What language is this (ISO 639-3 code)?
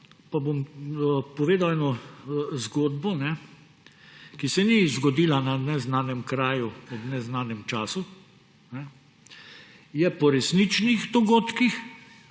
slv